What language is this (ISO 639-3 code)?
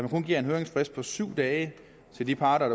dan